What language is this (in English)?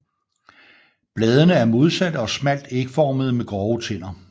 Danish